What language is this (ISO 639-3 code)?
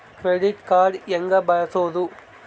kan